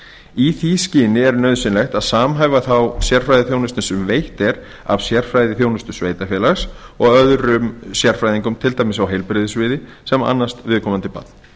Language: Icelandic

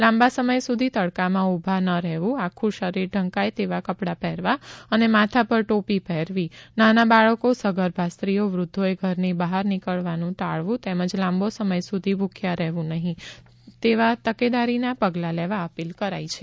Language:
Gujarati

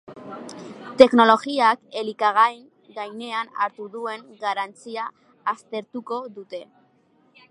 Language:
Basque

